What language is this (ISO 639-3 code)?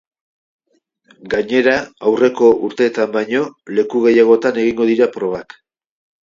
eus